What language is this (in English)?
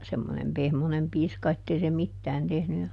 Finnish